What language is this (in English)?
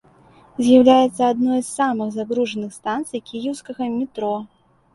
Belarusian